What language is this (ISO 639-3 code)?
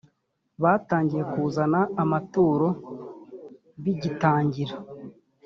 kin